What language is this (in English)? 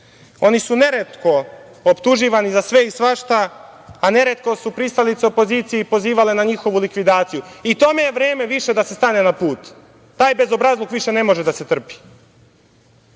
Serbian